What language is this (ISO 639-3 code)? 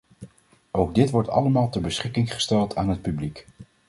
nld